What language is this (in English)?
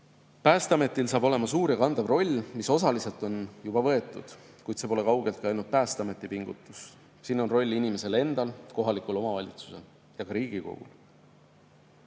Estonian